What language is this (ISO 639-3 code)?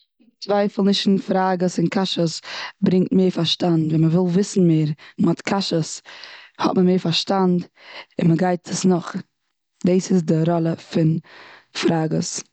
yid